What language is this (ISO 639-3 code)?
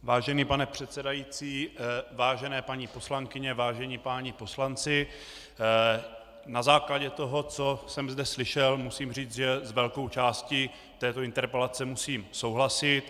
ces